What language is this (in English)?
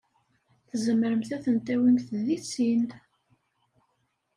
Kabyle